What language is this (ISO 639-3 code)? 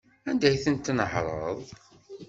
kab